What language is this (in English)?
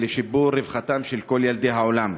Hebrew